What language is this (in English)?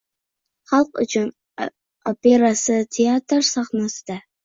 Uzbek